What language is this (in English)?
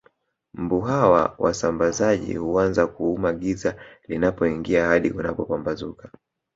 Swahili